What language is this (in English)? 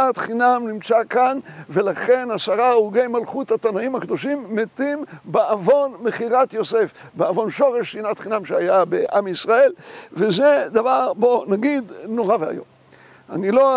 Hebrew